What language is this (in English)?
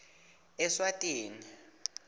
Swati